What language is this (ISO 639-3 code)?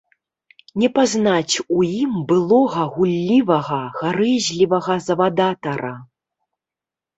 bel